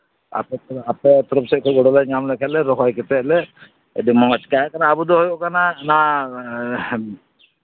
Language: Santali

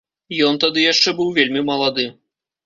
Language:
Belarusian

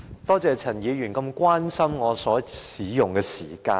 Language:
Cantonese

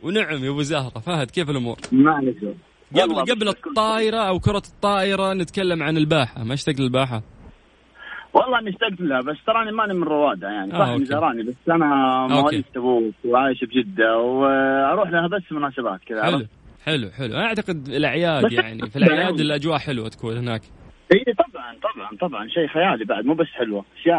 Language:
Arabic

